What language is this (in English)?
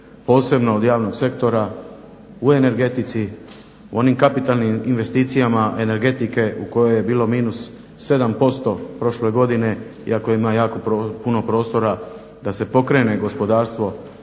Croatian